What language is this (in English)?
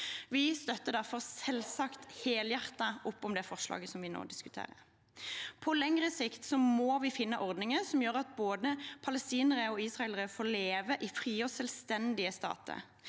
Norwegian